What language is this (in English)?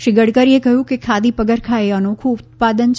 Gujarati